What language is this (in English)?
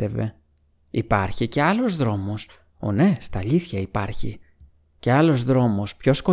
Greek